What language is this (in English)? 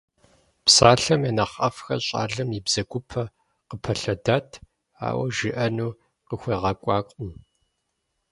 Kabardian